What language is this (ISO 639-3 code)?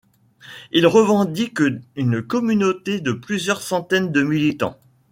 fra